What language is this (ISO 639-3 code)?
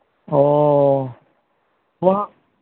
sat